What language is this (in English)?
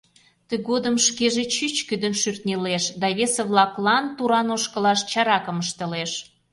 Mari